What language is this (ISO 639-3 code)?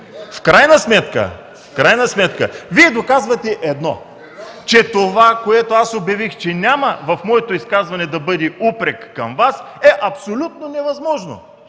bul